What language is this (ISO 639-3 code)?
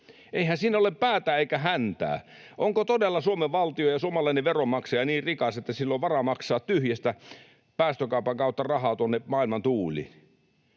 fin